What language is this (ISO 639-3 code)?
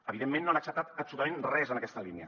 cat